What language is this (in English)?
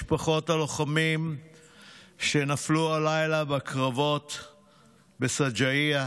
Hebrew